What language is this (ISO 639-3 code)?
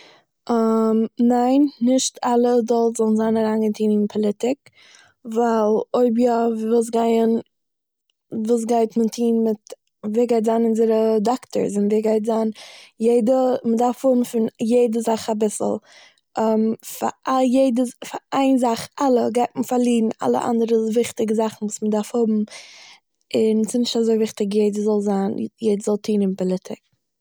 yid